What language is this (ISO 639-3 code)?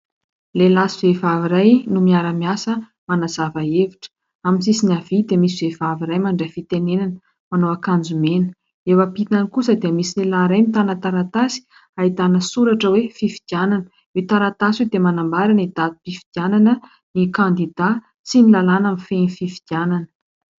mlg